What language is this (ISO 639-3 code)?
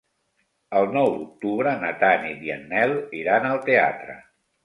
cat